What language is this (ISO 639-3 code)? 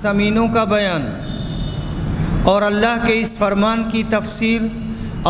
hin